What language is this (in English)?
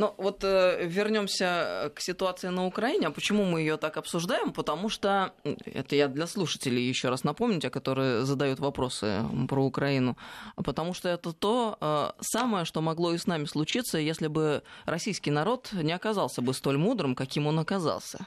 Russian